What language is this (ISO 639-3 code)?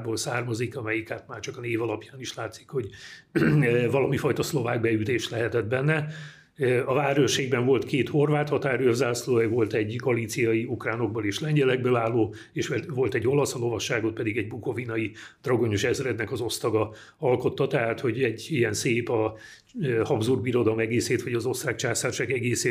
hun